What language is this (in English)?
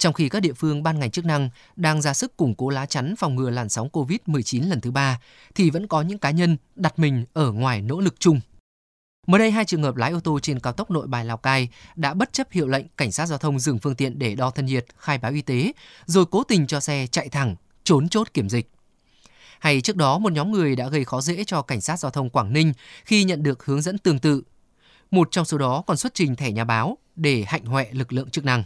Vietnamese